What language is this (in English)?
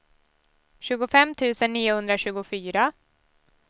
Swedish